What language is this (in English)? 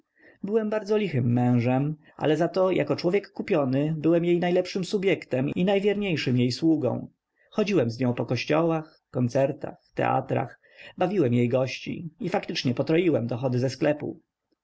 Polish